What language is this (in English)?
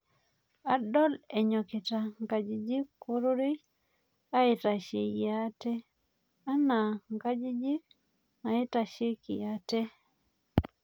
Masai